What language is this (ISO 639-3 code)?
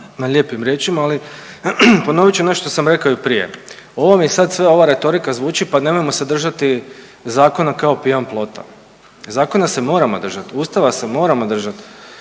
hrv